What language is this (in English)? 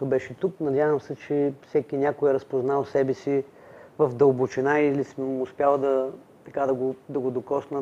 Bulgarian